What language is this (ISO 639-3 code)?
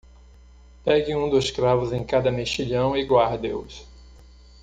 por